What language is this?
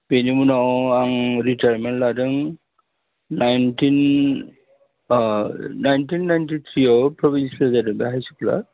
Bodo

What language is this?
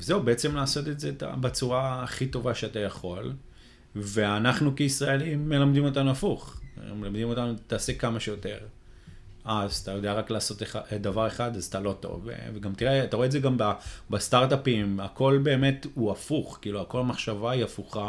Hebrew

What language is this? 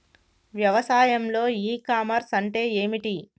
Telugu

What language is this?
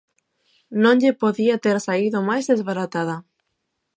Galician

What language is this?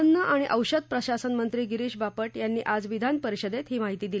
Marathi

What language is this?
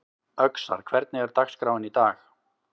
Icelandic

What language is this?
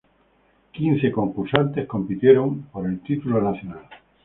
Spanish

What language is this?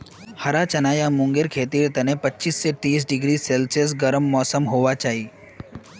Magahi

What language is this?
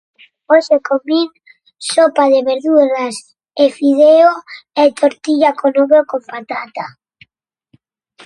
Galician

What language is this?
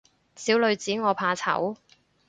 Cantonese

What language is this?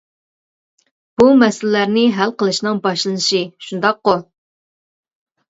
Uyghur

